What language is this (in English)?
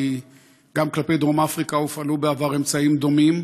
Hebrew